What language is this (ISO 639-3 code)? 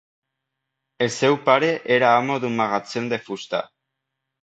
cat